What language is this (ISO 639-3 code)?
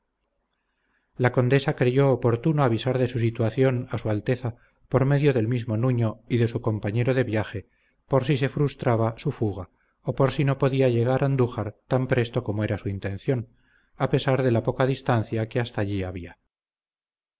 spa